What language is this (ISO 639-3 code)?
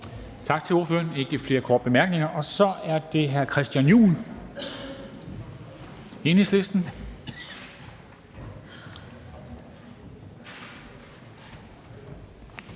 dan